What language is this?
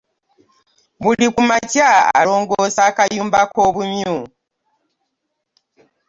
Ganda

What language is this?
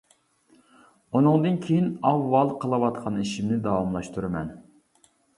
Uyghur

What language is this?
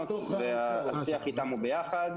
Hebrew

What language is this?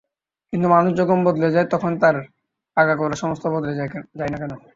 Bangla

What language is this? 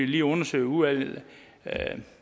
Danish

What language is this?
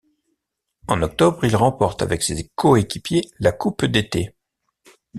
French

